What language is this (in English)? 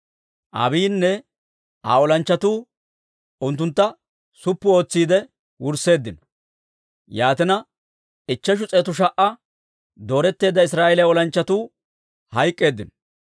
Dawro